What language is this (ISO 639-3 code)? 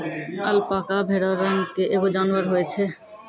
mai